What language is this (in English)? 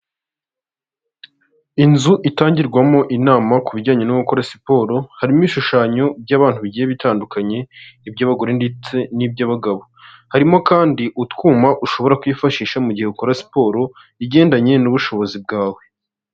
Kinyarwanda